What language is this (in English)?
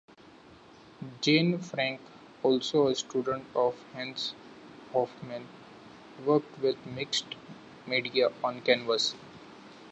English